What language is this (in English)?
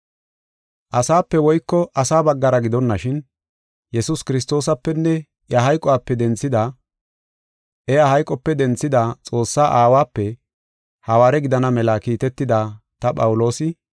Gofa